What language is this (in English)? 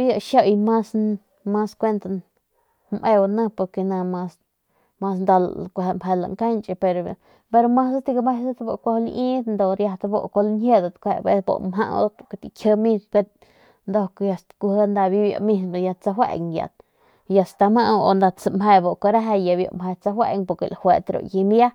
Northern Pame